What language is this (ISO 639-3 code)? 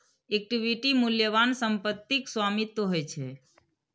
mai